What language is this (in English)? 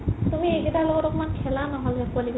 Assamese